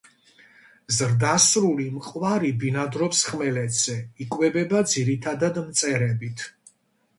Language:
Georgian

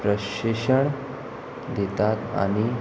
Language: Konkani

